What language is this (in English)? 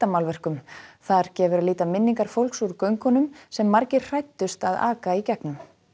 Icelandic